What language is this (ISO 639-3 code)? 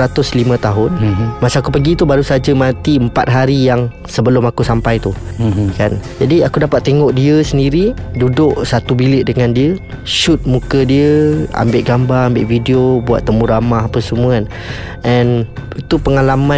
msa